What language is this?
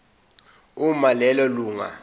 Zulu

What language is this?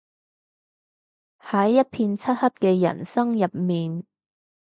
Cantonese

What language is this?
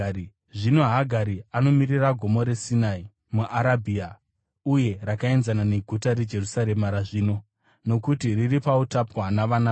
Shona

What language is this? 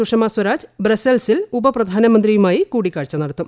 Malayalam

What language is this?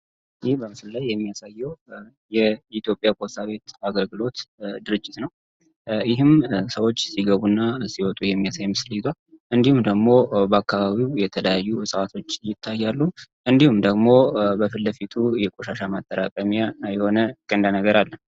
Amharic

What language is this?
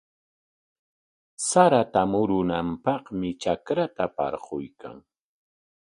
Corongo Ancash Quechua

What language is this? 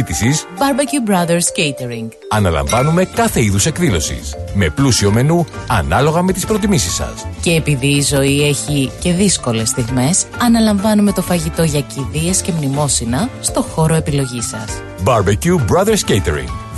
Greek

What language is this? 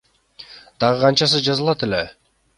Kyrgyz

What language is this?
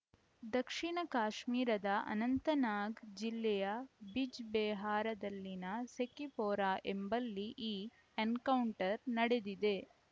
Kannada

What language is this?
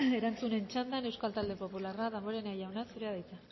Basque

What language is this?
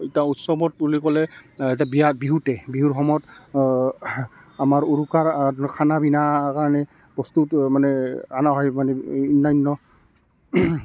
Assamese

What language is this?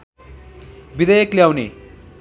Nepali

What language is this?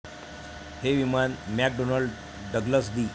Marathi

